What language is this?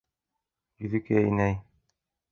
Bashkir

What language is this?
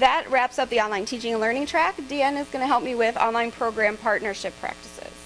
English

